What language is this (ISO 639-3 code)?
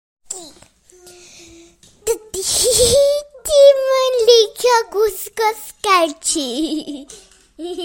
cym